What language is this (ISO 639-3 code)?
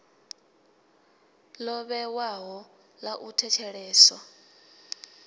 ven